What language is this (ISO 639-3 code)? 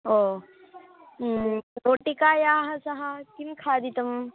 san